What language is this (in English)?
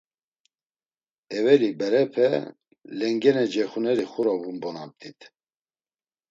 Laz